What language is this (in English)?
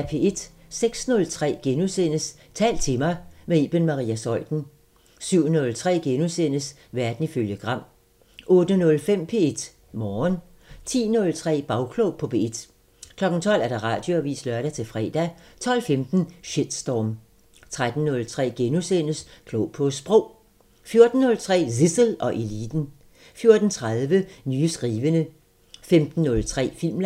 Danish